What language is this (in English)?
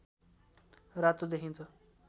Nepali